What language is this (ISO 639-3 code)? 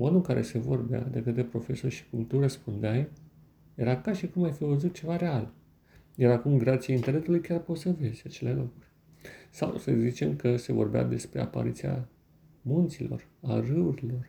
ron